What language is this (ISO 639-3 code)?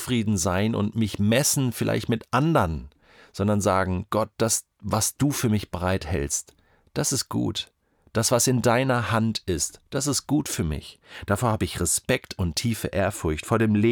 deu